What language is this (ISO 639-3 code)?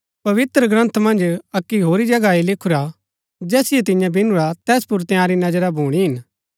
gbk